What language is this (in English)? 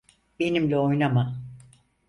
Turkish